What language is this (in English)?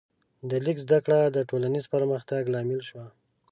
Pashto